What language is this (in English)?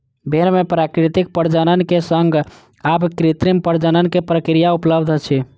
Maithili